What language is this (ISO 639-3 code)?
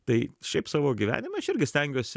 lit